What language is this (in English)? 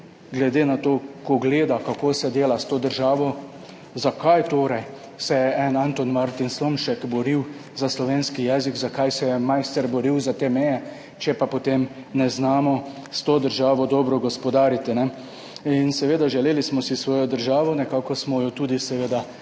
Slovenian